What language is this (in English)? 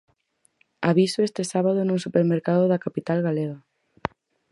Galician